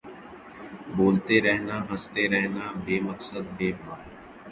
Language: Urdu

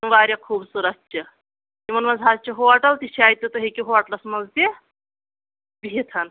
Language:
Kashmiri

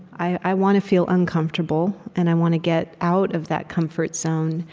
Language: English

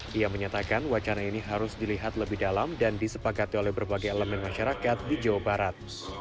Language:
Indonesian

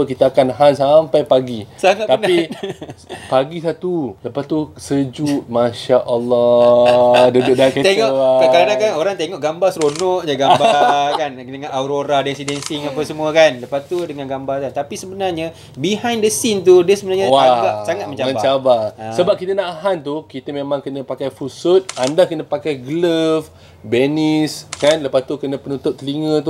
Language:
Malay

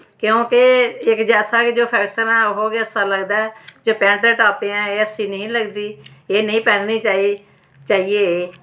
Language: Dogri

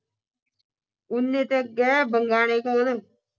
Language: Punjabi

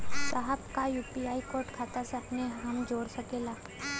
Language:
Bhojpuri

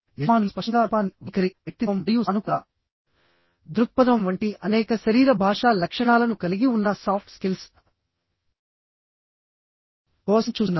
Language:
Telugu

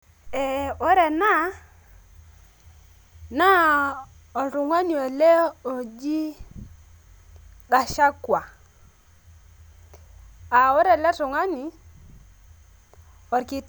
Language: Masai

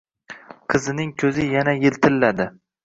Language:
Uzbek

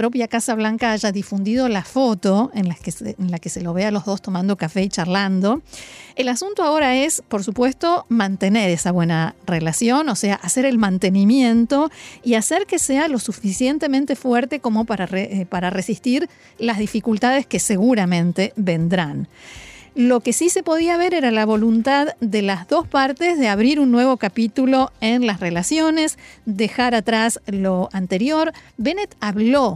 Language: Spanish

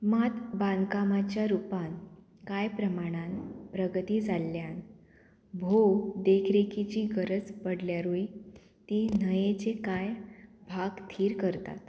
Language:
Konkani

